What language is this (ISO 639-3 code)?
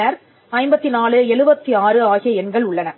tam